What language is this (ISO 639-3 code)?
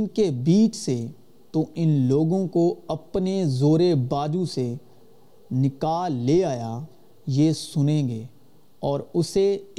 urd